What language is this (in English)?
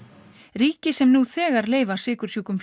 Icelandic